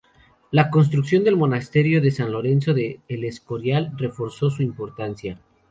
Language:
Spanish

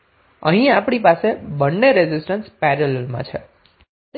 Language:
Gujarati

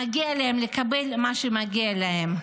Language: Hebrew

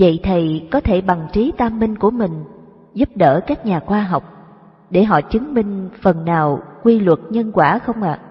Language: Vietnamese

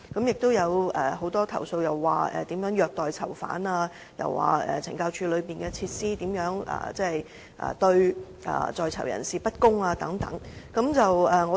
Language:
Cantonese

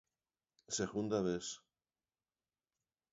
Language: Galician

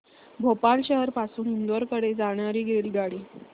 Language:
Marathi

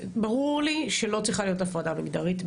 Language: Hebrew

